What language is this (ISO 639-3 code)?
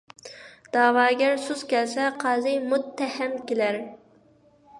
uig